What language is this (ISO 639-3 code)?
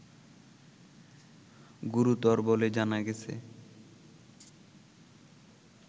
ben